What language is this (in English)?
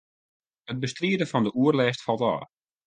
Western Frisian